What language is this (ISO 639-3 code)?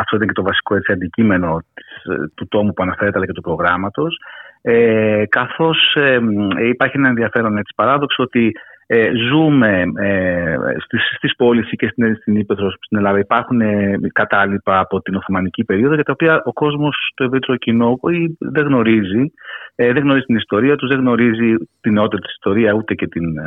ell